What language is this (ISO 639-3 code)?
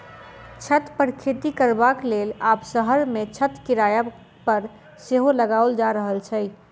mai